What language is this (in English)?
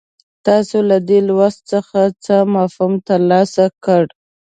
Pashto